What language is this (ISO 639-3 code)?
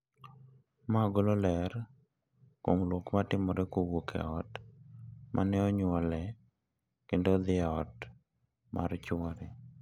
luo